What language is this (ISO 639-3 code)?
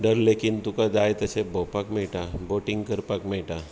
kok